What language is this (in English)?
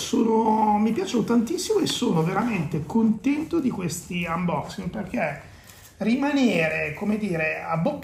Italian